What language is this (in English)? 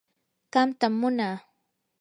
Yanahuanca Pasco Quechua